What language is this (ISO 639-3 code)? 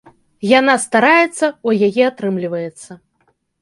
bel